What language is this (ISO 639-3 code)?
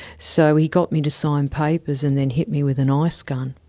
eng